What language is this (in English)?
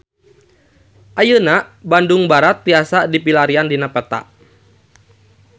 Sundanese